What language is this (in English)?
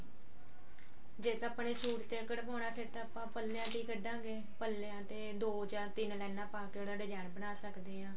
Punjabi